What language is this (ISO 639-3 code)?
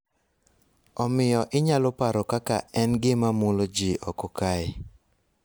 luo